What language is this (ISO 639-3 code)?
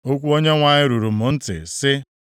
ibo